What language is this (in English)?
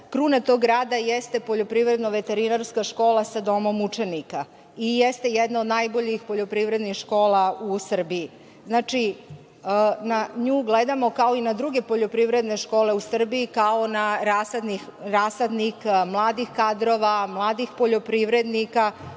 Serbian